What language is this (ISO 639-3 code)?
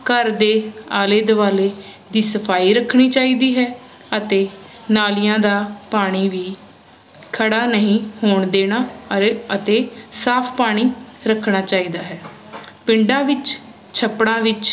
pan